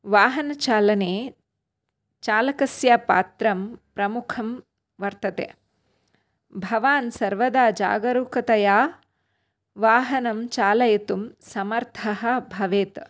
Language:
Sanskrit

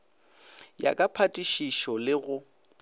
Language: Northern Sotho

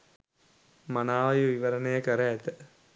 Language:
Sinhala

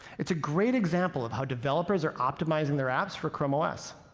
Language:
English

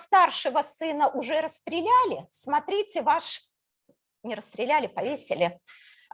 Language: Russian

